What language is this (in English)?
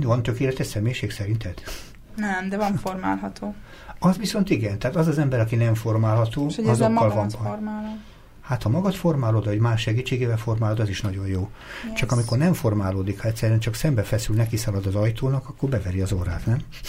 Hungarian